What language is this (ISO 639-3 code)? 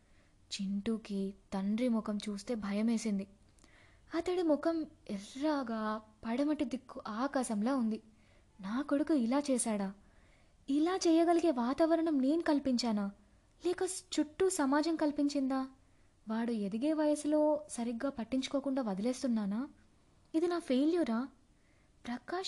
tel